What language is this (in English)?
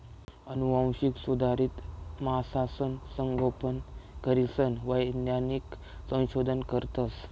Marathi